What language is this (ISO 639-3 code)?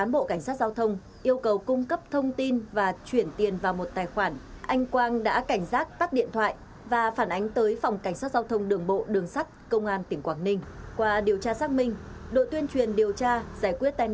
vie